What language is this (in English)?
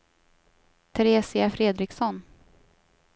Swedish